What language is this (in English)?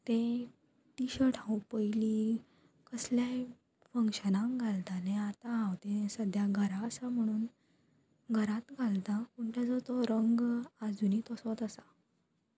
Konkani